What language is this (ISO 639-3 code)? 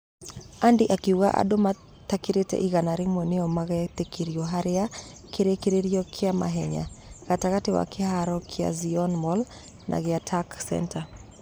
kik